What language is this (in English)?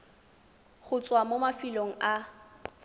Tswana